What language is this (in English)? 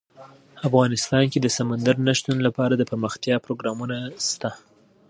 Pashto